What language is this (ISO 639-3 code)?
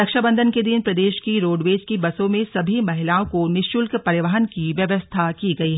hin